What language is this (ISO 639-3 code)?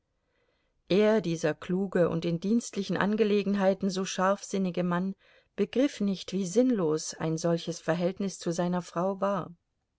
deu